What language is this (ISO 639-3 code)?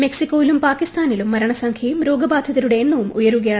mal